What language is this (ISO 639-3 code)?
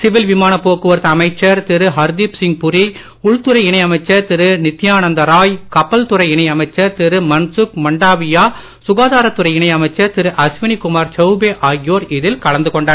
tam